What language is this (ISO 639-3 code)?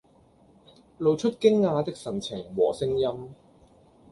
yue